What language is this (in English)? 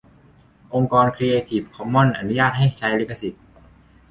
Thai